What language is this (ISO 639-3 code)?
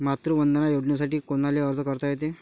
mar